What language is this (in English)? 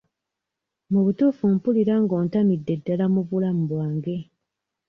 Ganda